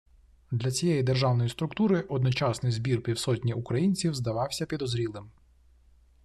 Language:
Ukrainian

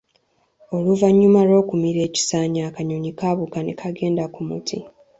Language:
Ganda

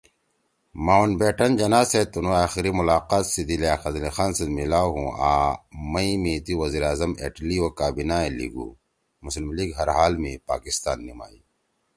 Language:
Torwali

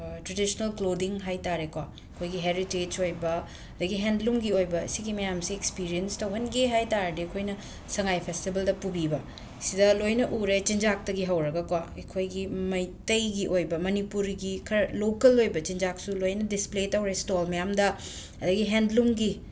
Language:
Manipuri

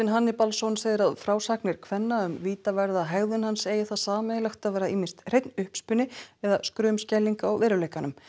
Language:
Icelandic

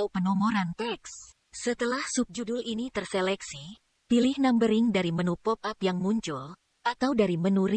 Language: Indonesian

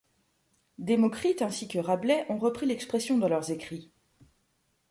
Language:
French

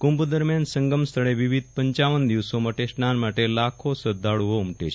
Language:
Gujarati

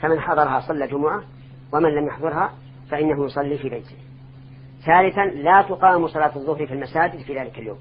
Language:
Arabic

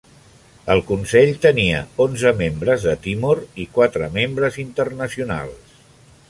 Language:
Catalan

